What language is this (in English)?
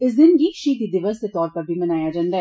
Dogri